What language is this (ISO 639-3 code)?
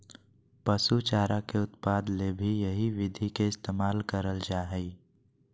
mag